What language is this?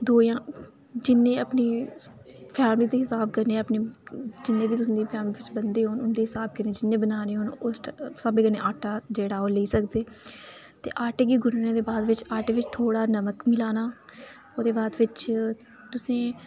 Dogri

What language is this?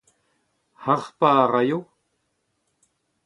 Breton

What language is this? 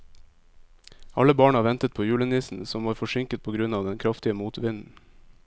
Norwegian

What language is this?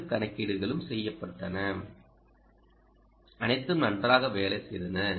Tamil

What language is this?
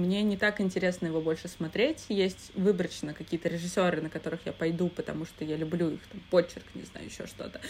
Russian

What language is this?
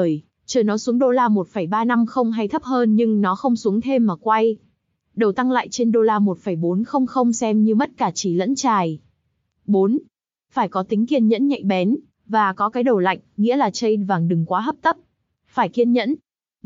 Vietnamese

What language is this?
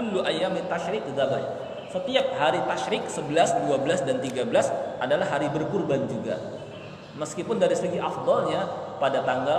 Indonesian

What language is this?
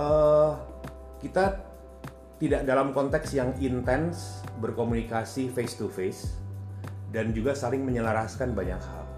Indonesian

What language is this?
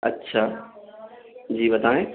Urdu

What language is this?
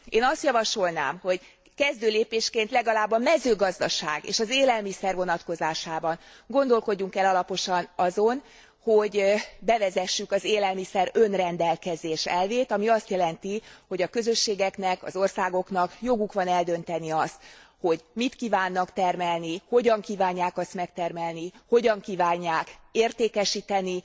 Hungarian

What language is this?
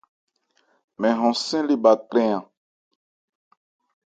Ebrié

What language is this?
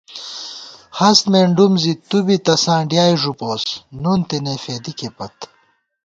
Gawar-Bati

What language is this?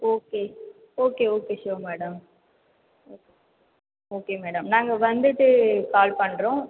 Tamil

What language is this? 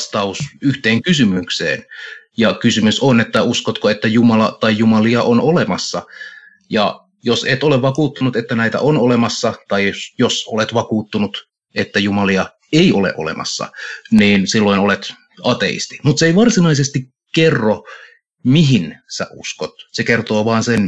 Finnish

